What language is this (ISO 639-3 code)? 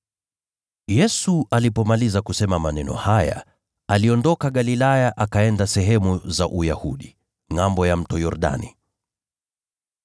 swa